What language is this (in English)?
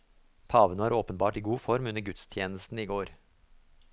Norwegian